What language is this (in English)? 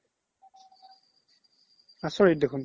Assamese